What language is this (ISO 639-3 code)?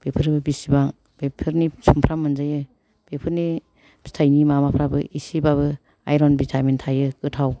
brx